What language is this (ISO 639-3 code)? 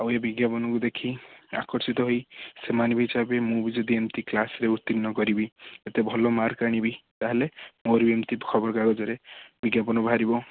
ori